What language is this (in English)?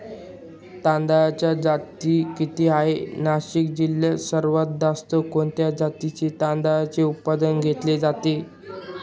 Marathi